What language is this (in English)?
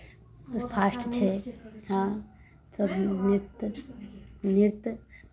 Maithili